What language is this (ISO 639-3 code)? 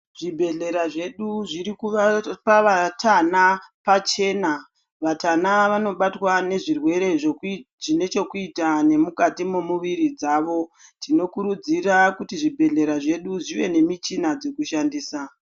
ndc